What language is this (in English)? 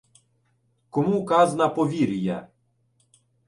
Ukrainian